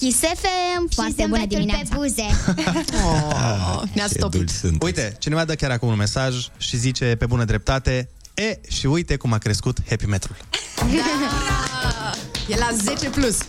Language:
Romanian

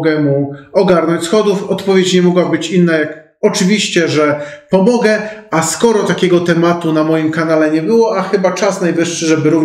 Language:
Polish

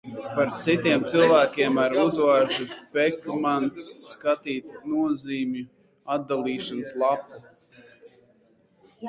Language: Latvian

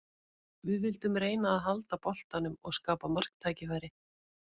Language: Icelandic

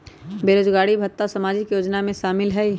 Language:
Magahi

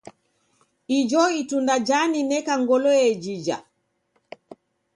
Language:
Taita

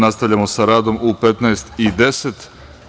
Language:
Serbian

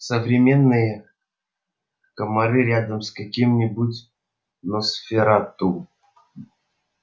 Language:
Russian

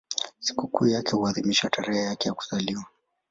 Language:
Swahili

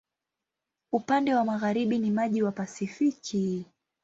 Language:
Swahili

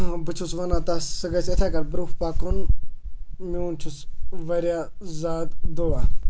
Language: Kashmiri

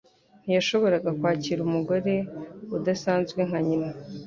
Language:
Kinyarwanda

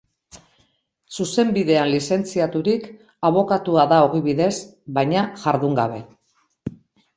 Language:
Basque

